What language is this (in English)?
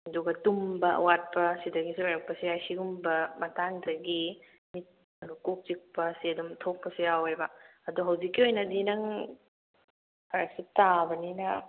Manipuri